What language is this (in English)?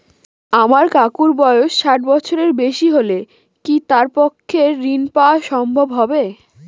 Bangla